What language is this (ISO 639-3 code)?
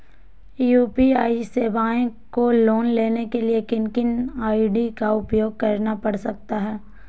mag